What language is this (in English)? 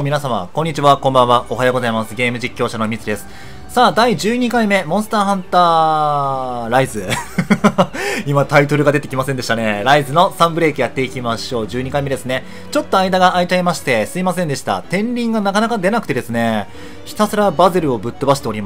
Japanese